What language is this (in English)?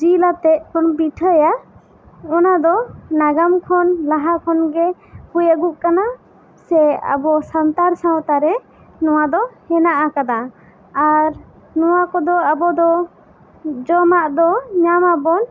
Santali